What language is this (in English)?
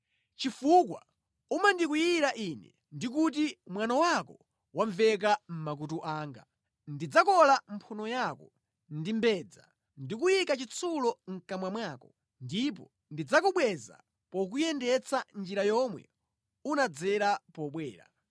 Nyanja